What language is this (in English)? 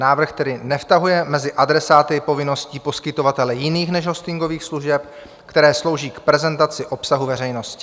Czech